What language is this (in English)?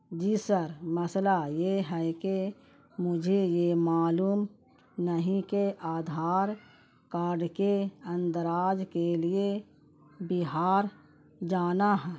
Urdu